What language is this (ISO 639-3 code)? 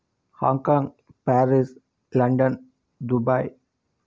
tel